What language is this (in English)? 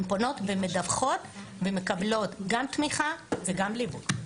Hebrew